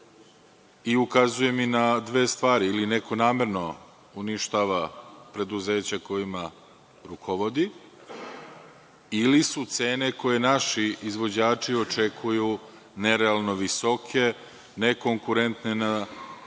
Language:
Serbian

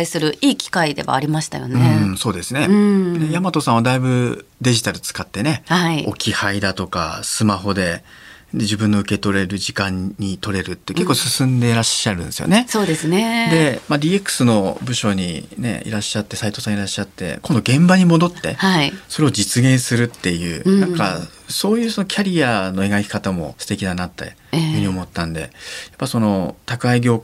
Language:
Japanese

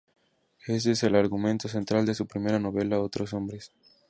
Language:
Spanish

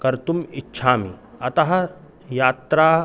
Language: Sanskrit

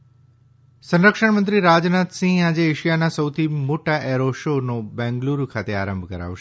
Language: Gujarati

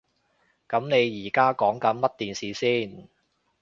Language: Cantonese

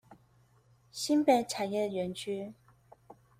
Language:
Chinese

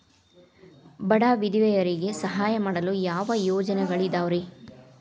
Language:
Kannada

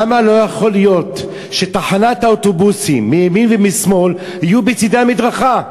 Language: Hebrew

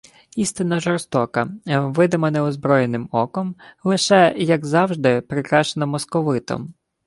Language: Ukrainian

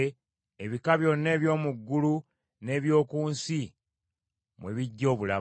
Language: Ganda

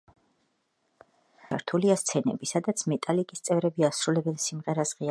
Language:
Georgian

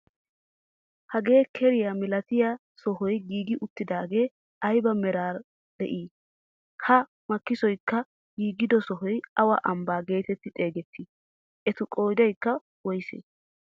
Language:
Wolaytta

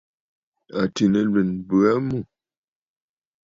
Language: Bafut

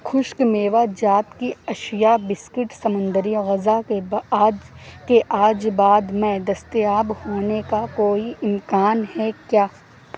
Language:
Urdu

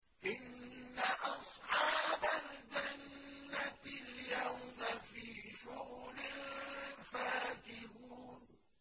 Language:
Arabic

